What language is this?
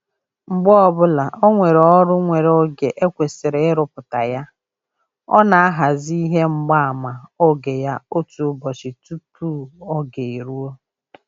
Igbo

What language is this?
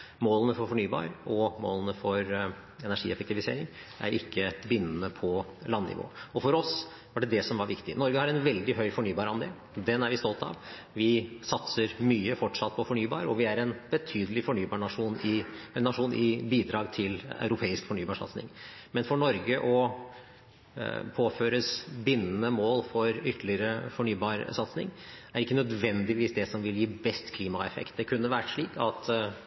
Norwegian Bokmål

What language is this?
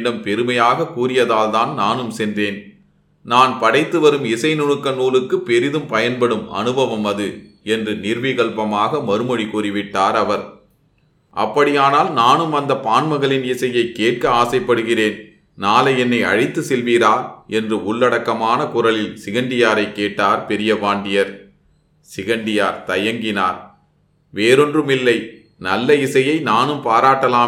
Tamil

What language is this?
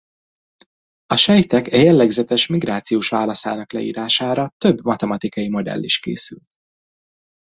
Hungarian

